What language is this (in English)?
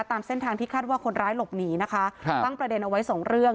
Thai